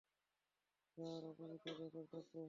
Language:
Bangla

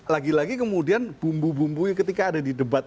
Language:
Indonesian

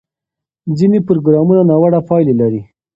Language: Pashto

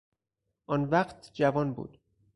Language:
Persian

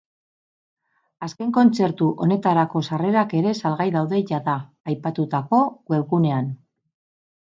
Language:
Basque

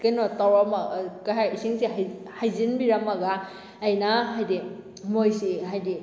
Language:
Manipuri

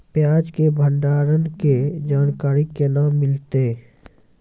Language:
Maithili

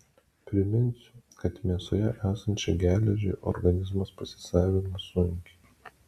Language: Lithuanian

